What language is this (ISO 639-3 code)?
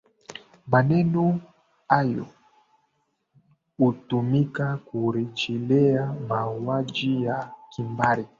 swa